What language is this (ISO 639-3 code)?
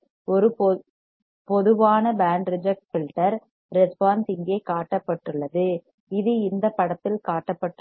tam